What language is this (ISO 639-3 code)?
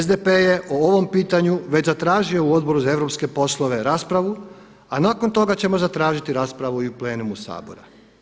hrv